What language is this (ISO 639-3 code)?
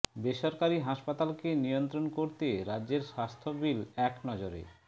ben